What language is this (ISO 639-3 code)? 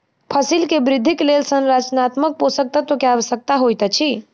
mai